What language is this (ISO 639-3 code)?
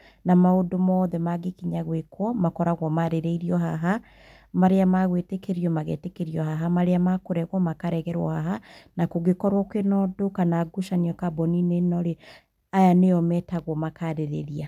kik